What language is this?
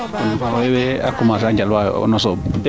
Serer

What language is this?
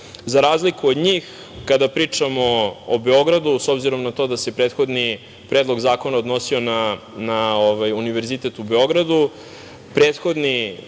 Serbian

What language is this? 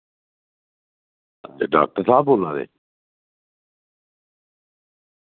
Dogri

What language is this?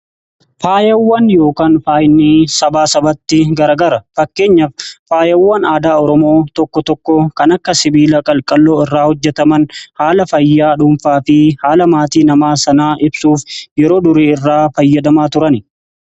Oromo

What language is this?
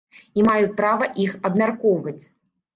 Belarusian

